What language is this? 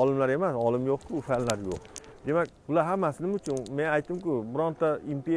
Turkish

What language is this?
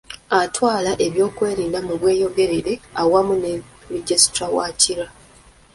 Ganda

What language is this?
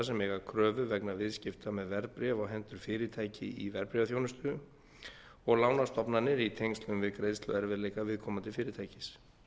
Icelandic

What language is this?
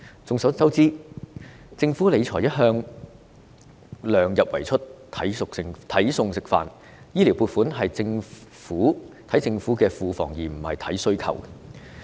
Cantonese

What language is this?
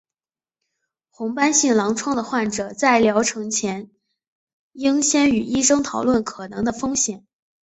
Chinese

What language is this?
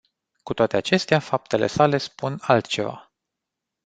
Romanian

